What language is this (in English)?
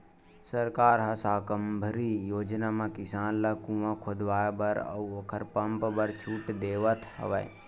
Chhattisgarhi